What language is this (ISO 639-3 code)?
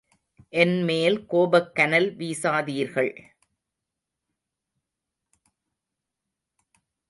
tam